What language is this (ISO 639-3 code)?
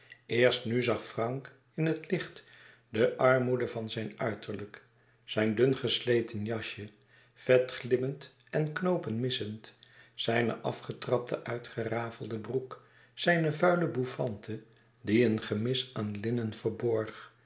nld